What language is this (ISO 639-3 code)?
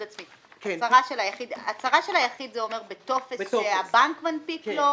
heb